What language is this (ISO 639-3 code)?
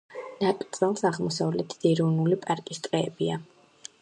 kat